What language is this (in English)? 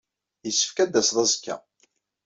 Kabyle